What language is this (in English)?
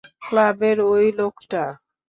Bangla